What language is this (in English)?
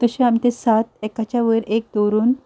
Konkani